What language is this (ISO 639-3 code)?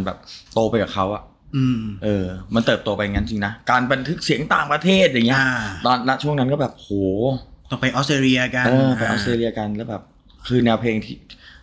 tha